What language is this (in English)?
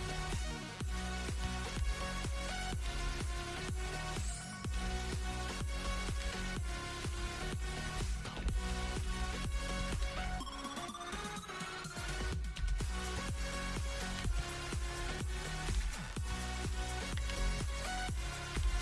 Korean